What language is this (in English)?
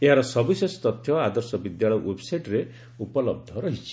Odia